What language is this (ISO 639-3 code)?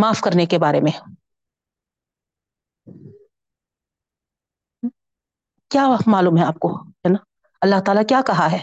urd